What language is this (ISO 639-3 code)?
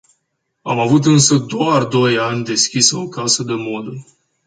ron